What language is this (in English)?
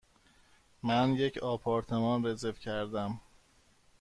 Persian